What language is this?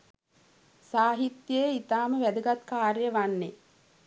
Sinhala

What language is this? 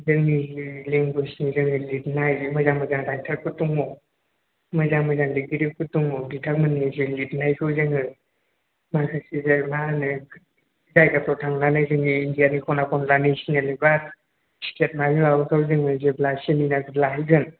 Bodo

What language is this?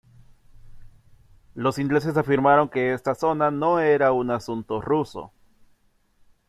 Spanish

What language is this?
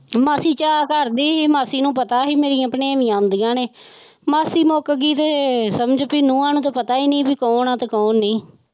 Punjabi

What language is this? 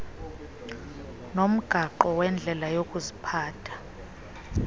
Xhosa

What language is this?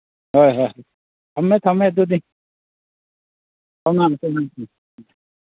Manipuri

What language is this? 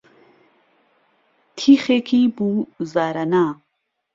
Central Kurdish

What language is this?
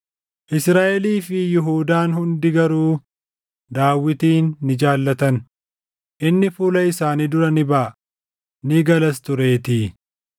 Oromo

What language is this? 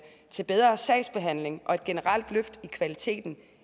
Danish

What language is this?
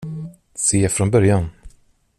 Swedish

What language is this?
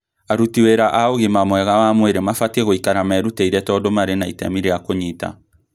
Kikuyu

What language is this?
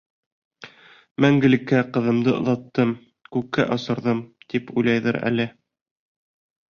Bashkir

